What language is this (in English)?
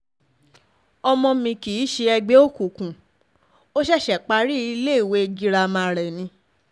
Yoruba